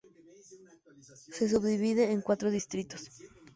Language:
Spanish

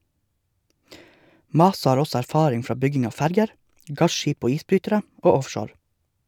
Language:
Norwegian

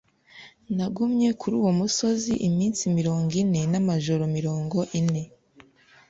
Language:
Kinyarwanda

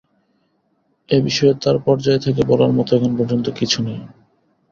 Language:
Bangla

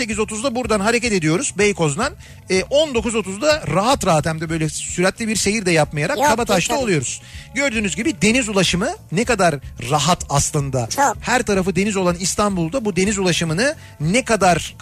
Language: Turkish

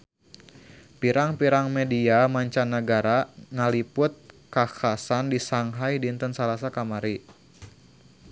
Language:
Sundanese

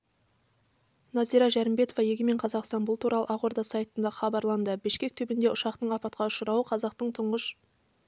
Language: Kazakh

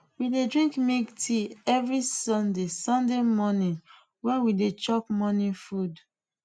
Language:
Nigerian Pidgin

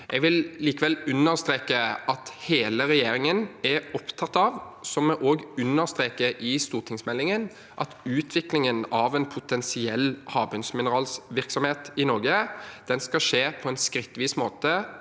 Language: Norwegian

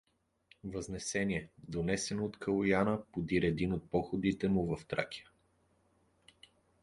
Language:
Bulgarian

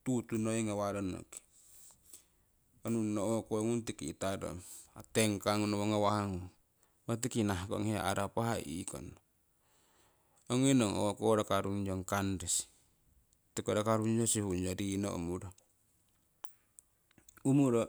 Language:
Siwai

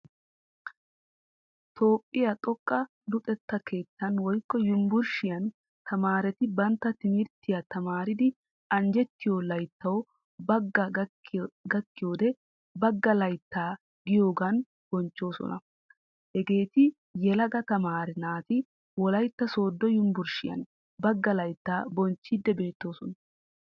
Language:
Wolaytta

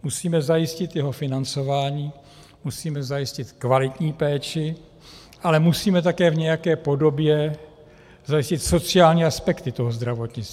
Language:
Czech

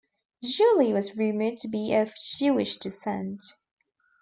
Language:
English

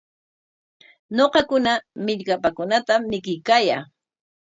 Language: Corongo Ancash Quechua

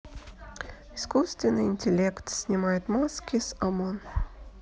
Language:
Russian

